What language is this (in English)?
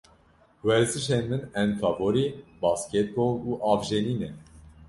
Kurdish